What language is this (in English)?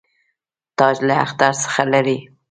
Pashto